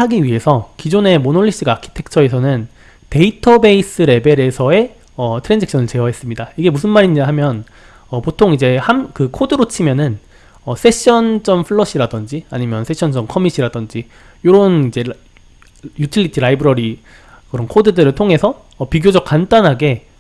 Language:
Korean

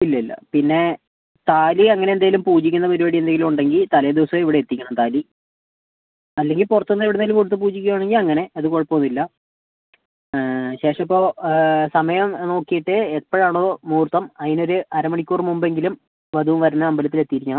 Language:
Malayalam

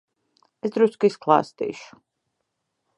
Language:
Latvian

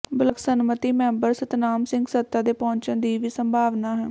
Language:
Punjabi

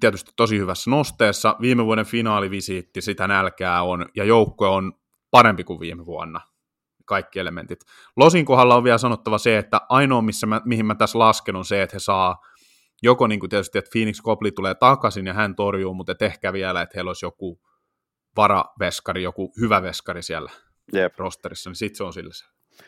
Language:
Finnish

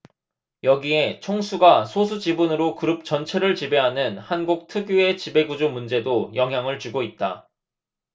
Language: Korean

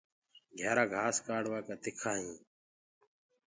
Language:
Gurgula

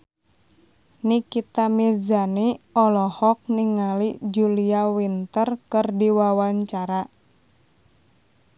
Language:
Sundanese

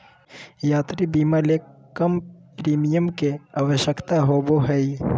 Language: Magahi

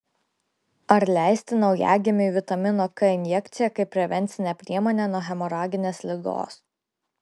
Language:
Lithuanian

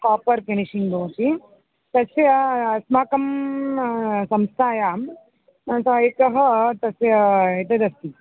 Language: Sanskrit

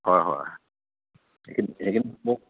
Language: Assamese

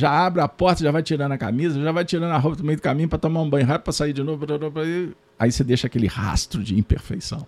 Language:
Portuguese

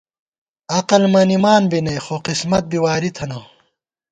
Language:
Gawar-Bati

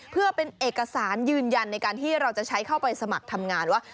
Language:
Thai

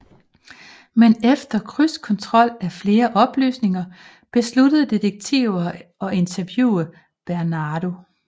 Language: Danish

